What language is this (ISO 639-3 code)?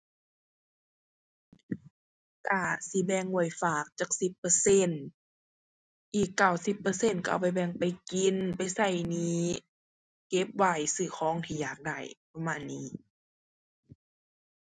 tha